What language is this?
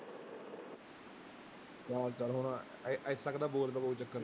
Punjabi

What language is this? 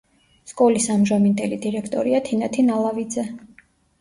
Georgian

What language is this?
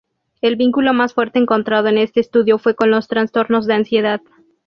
Spanish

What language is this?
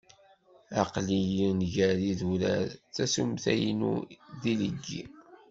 Kabyle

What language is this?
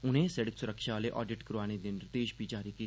Dogri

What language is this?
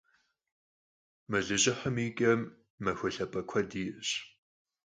Kabardian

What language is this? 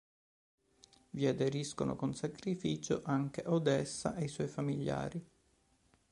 Italian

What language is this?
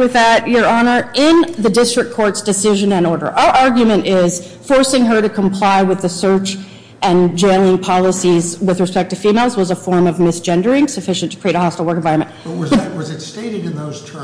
English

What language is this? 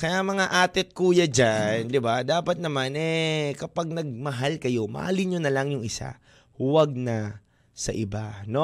Filipino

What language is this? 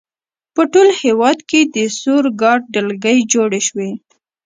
Pashto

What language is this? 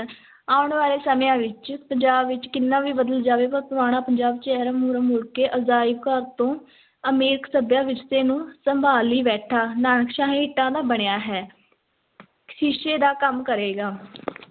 Punjabi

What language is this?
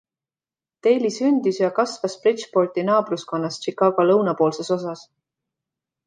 Estonian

